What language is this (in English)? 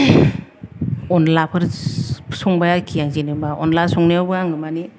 Bodo